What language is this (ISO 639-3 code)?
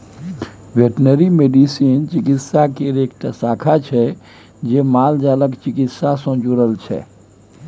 mai